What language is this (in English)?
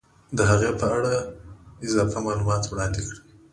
Pashto